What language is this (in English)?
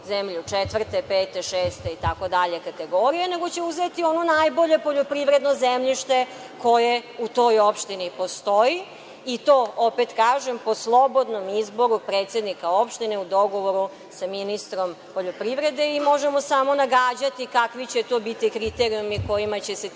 Serbian